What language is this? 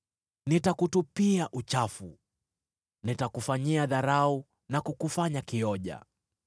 Swahili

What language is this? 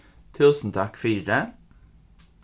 Faroese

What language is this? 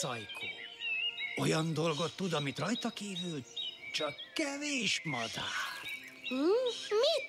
Hungarian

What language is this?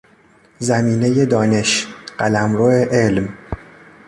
Persian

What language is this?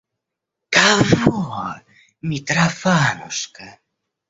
Russian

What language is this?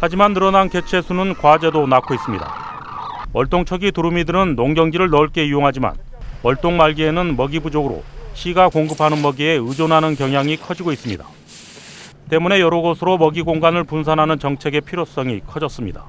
Korean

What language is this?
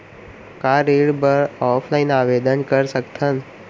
Chhattisgarhi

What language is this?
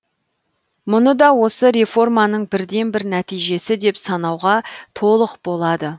Kazakh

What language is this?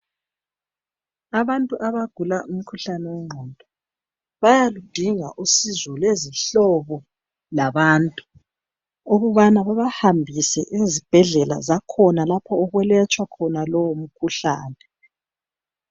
North Ndebele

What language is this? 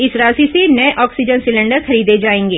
Hindi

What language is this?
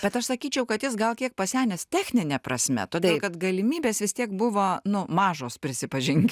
Lithuanian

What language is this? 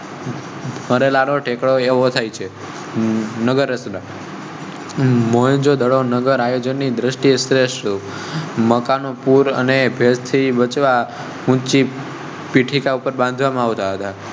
Gujarati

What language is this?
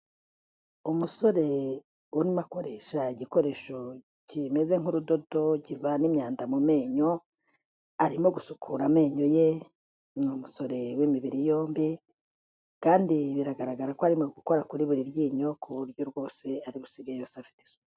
Kinyarwanda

